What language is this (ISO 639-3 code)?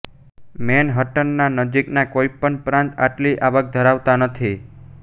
guj